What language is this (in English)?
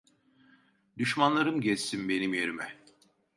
Turkish